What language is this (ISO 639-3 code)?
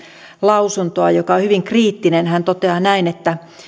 fin